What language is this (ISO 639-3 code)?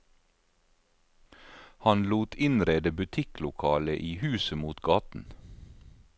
nor